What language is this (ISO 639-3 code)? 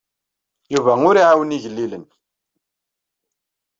kab